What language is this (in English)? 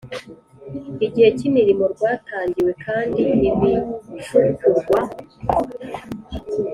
Kinyarwanda